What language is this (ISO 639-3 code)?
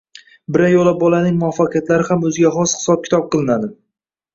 uzb